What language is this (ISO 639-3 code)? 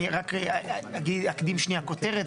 heb